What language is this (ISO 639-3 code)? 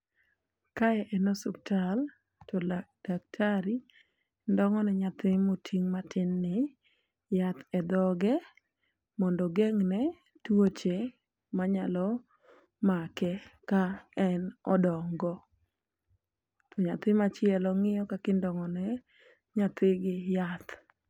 luo